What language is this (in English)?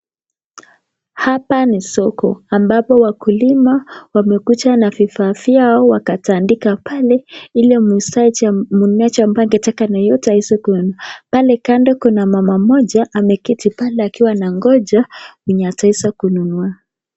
Swahili